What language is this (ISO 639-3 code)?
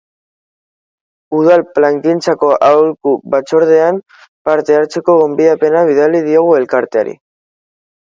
eus